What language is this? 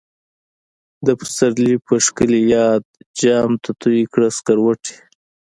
Pashto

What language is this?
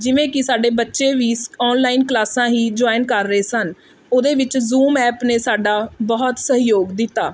Punjabi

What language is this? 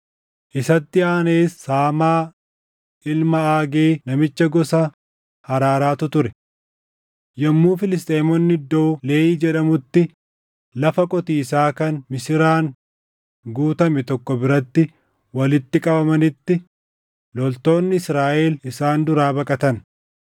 Oromo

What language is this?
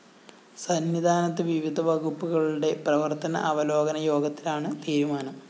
Malayalam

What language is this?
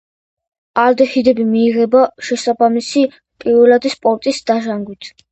Georgian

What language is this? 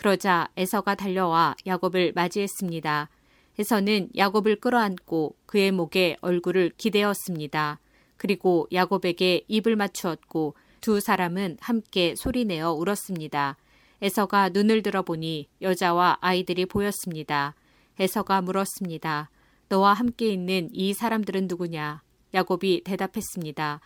Korean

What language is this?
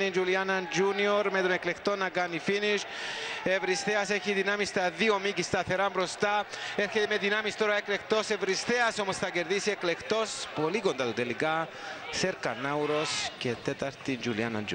Greek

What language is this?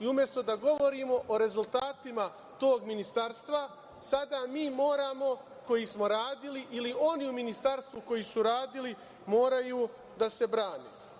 Serbian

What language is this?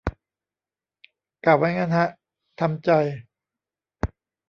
Thai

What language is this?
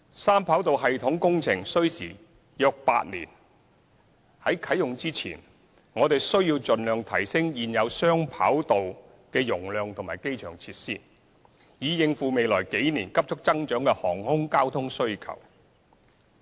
Cantonese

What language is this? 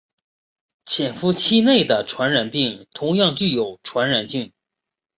Chinese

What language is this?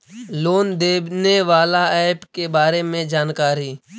Magahi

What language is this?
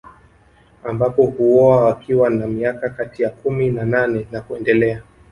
Swahili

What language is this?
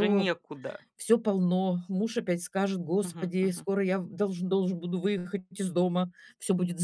Russian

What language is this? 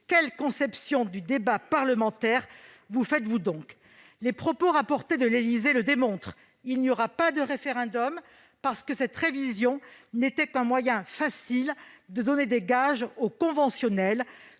French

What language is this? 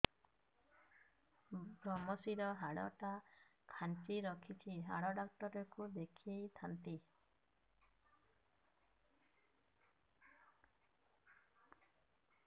Odia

